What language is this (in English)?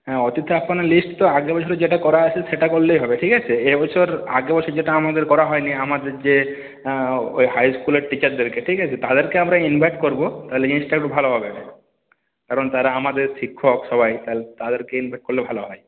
Bangla